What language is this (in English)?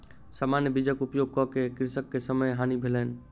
Maithili